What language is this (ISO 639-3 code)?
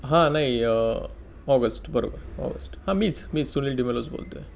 mar